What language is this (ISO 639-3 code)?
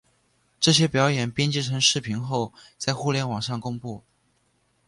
zho